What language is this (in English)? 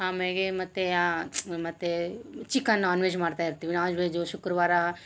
Kannada